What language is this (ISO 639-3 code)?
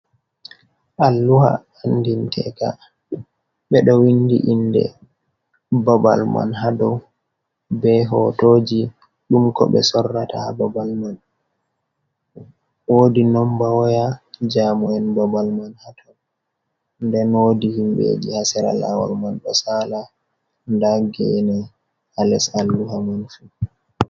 ful